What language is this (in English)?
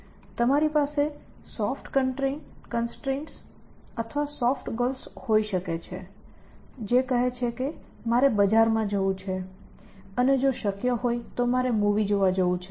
Gujarati